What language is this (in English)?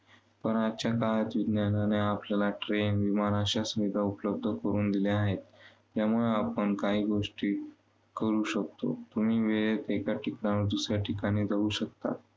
Marathi